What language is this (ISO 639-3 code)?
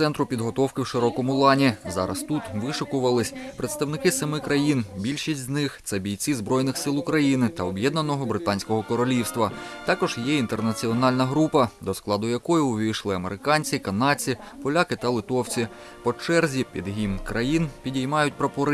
ukr